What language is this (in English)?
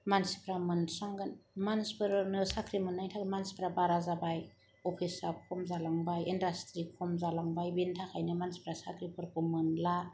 Bodo